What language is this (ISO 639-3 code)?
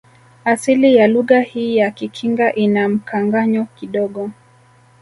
swa